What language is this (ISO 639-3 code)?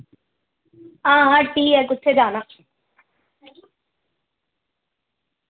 doi